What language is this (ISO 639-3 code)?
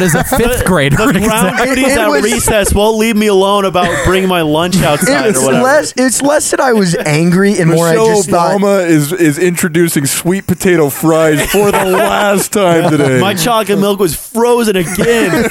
eng